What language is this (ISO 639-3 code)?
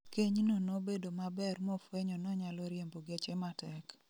luo